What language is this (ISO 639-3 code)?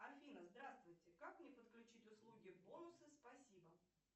rus